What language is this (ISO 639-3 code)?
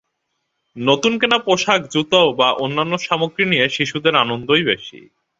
ben